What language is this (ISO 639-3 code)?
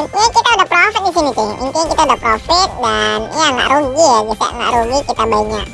ind